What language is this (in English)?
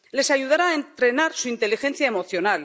Spanish